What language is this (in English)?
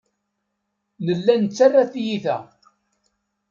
Kabyle